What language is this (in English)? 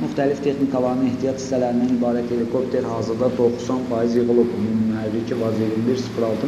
Turkish